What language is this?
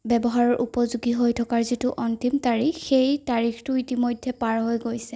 Assamese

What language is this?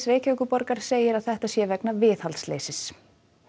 Icelandic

